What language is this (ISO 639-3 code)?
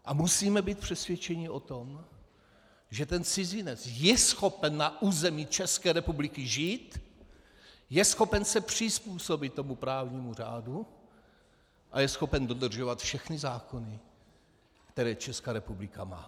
ces